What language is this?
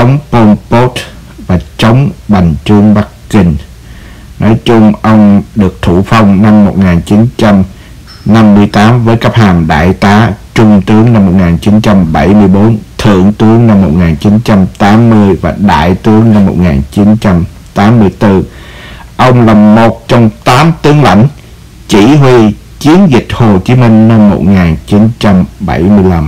Vietnamese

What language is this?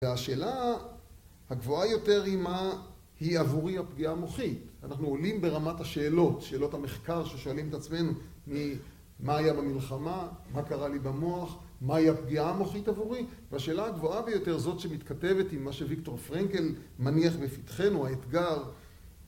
Hebrew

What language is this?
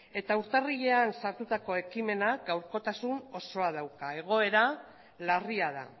Basque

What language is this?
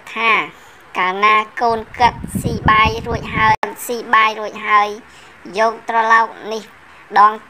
Thai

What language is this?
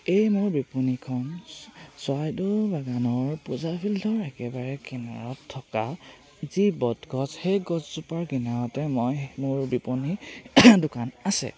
Assamese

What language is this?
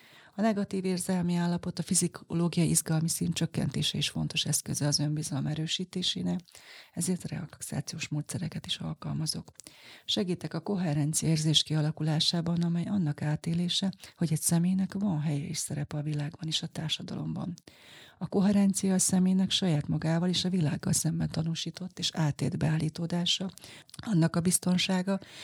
Hungarian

